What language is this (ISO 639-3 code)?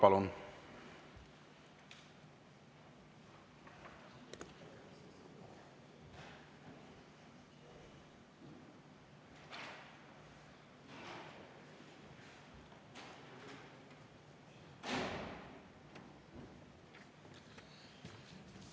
est